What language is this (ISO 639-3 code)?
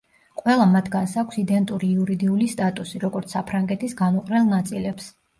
kat